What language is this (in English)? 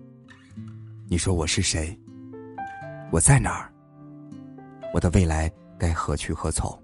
Chinese